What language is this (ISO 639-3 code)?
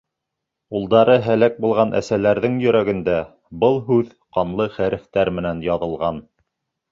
bak